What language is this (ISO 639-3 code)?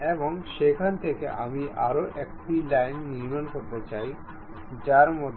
ben